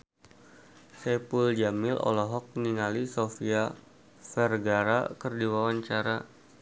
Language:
Sundanese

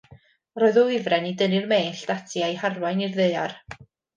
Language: Welsh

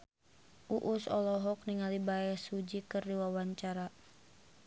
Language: Sundanese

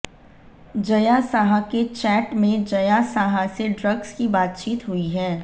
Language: Hindi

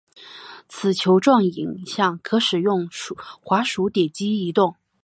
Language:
Chinese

